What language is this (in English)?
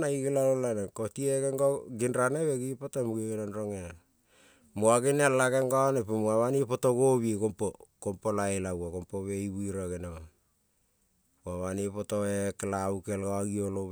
Kol (Papua New Guinea)